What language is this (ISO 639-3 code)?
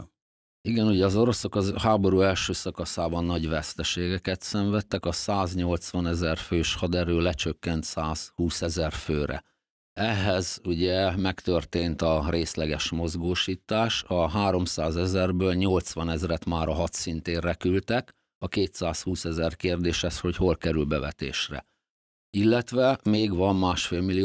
hun